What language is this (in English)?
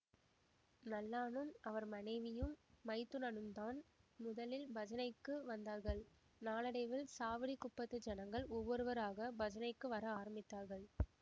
Tamil